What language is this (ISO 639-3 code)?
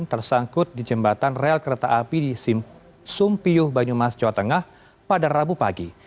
ind